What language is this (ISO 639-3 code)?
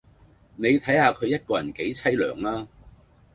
yue